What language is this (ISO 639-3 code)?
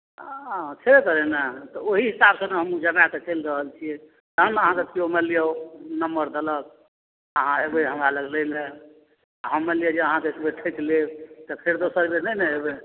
mai